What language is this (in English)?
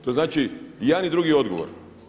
Croatian